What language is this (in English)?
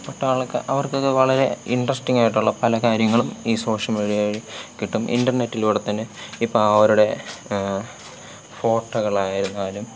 Malayalam